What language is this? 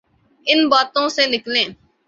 Urdu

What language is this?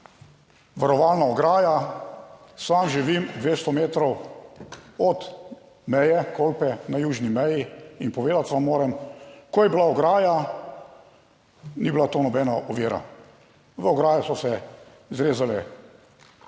Slovenian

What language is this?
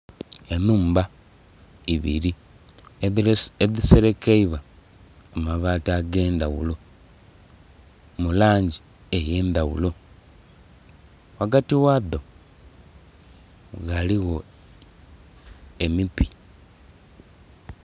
Soga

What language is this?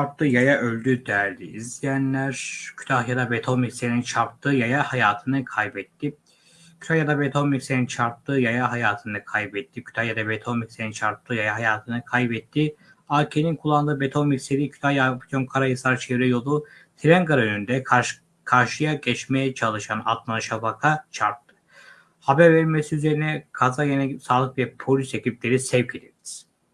Turkish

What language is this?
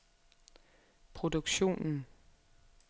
Danish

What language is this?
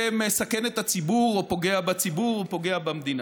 Hebrew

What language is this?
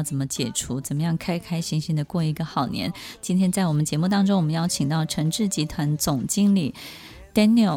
Chinese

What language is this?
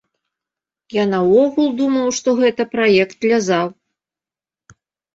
Belarusian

